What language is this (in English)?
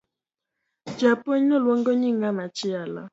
Luo (Kenya and Tanzania)